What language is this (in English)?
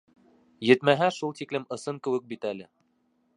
Bashkir